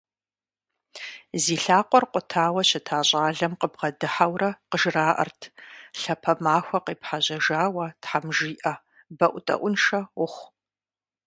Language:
Kabardian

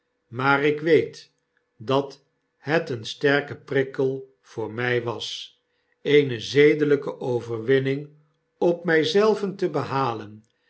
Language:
Dutch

